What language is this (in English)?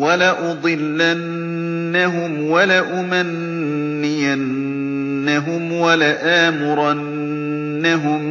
Arabic